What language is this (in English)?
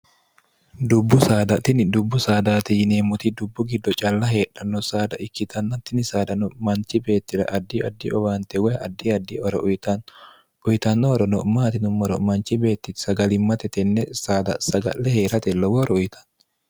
Sidamo